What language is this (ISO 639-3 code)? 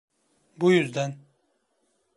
tur